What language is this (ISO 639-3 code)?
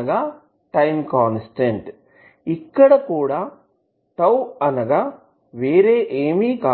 tel